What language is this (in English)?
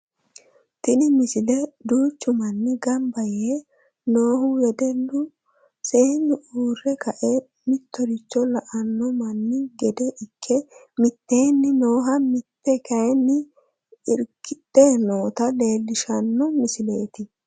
Sidamo